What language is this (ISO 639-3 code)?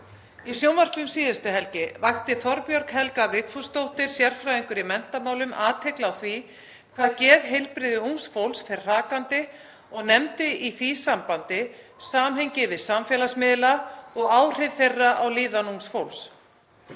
isl